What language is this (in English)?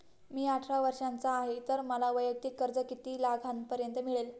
Marathi